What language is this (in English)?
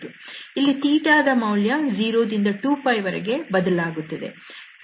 Kannada